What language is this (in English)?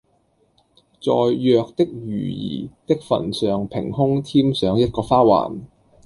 Cantonese